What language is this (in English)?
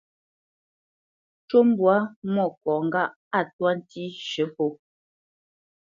Bamenyam